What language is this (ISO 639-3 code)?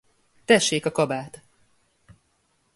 hun